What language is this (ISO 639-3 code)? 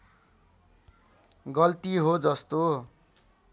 nep